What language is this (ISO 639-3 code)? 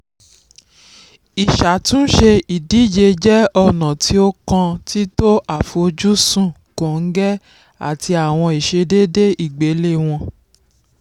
yor